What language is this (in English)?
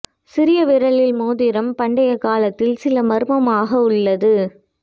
Tamil